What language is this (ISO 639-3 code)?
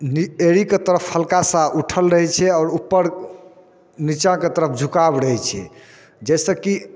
mai